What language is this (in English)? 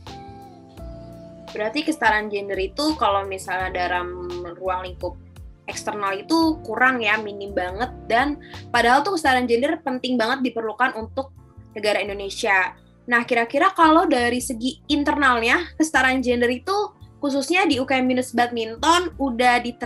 Indonesian